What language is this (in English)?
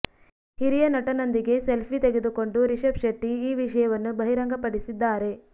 Kannada